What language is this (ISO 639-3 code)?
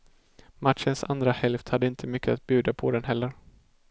swe